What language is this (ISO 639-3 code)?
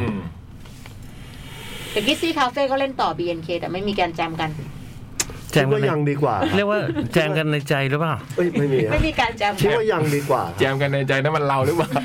tha